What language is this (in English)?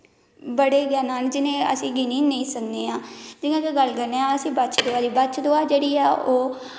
Dogri